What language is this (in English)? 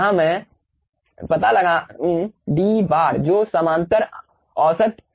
Hindi